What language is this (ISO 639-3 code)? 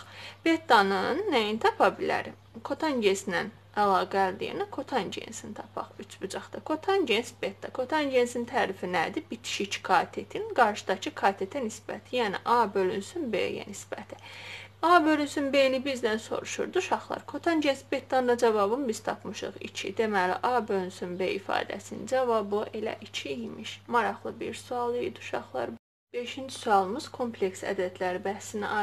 tur